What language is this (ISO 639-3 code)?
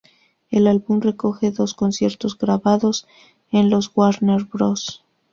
spa